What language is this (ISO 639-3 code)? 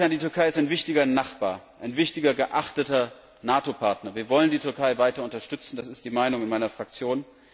deu